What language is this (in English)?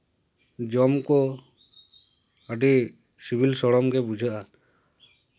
Santali